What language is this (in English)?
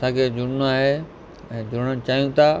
Sindhi